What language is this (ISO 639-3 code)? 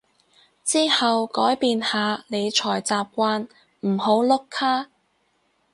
yue